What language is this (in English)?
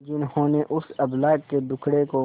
Hindi